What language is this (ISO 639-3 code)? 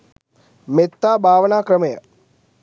sin